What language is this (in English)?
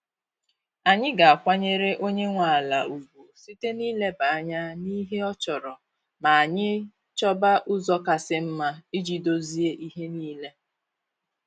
Igbo